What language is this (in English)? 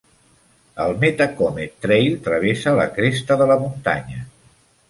Catalan